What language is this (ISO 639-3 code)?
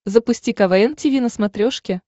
rus